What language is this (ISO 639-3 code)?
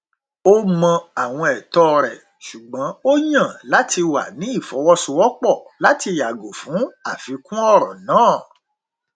yor